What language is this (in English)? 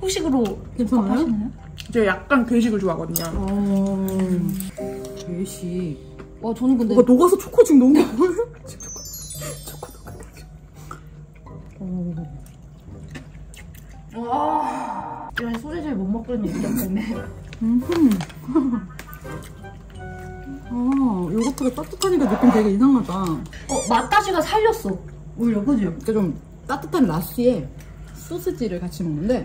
Korean